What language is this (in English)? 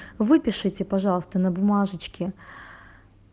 Russian